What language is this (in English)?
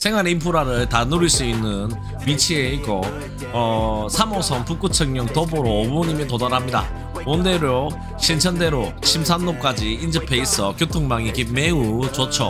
Korean